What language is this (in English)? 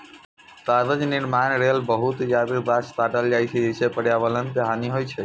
Maithili